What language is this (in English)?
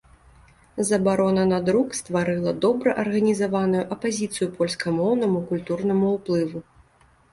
Belarusian